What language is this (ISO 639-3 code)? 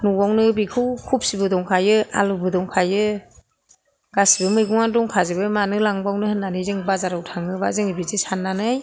brx